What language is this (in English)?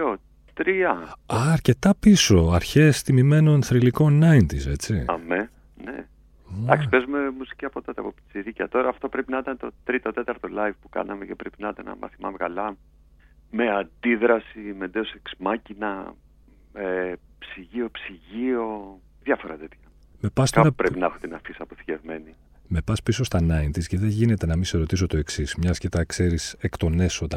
Greek